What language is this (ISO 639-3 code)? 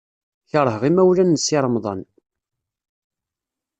kab